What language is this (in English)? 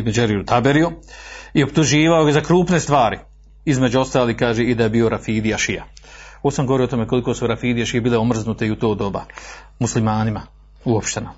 Croatian